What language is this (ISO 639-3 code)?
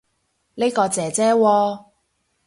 yue